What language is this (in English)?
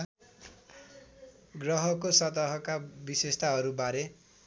Nepali